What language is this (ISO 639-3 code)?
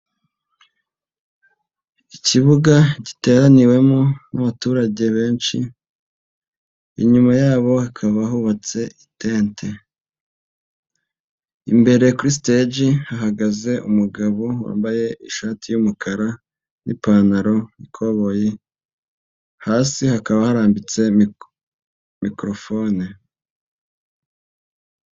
kin